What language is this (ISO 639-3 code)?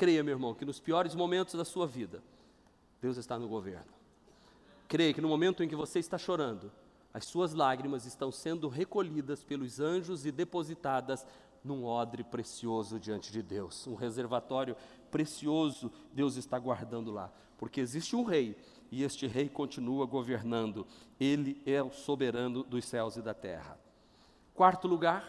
por